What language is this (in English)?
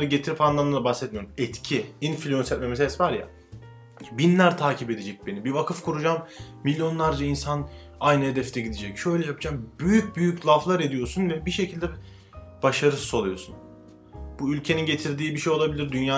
Turkish